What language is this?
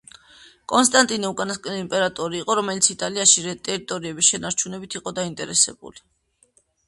Georgian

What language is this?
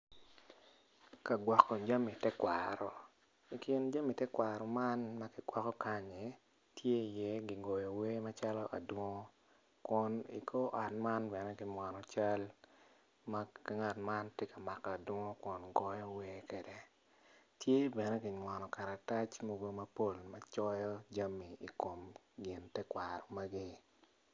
Acoli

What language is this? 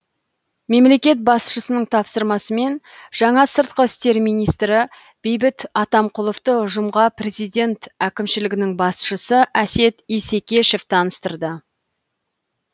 Kazakh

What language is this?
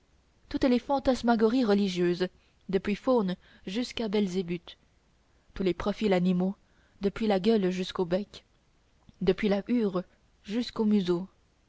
French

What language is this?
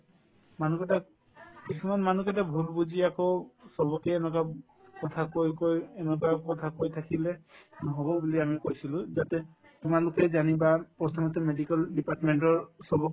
Assamese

